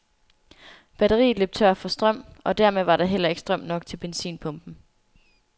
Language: Danish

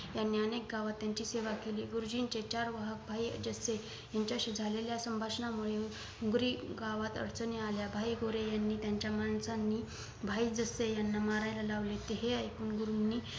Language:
Marathi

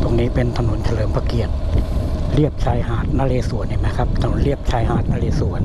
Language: Thai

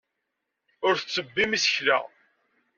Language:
Kabyle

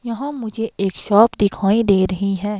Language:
Hindi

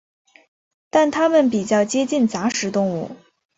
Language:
Chinese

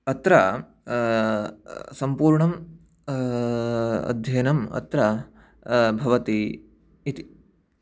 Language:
Sanskrit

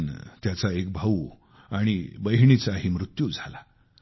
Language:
Marathi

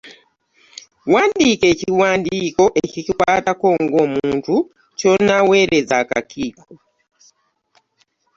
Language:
Ganda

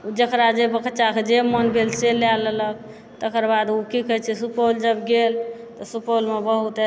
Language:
Maithili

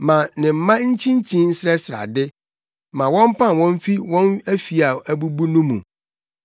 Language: Akan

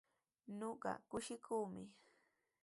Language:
Sihuas Ancash Quechua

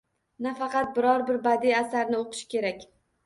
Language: Uzbek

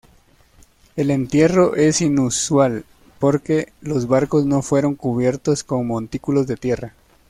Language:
Spanish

